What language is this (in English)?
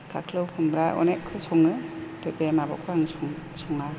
Bodo